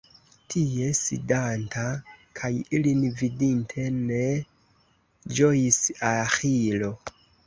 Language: Esperanto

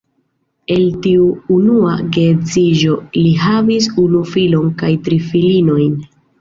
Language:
Esperanto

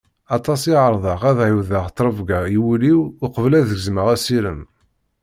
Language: Kabyle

